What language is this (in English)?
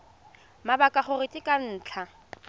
Tswana